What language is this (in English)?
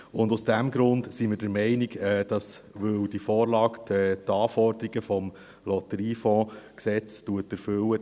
Swiss German